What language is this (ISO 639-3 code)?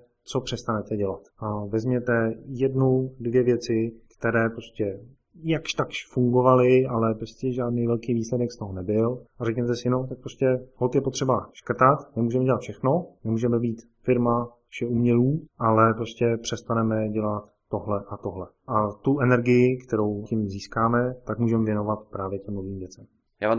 ces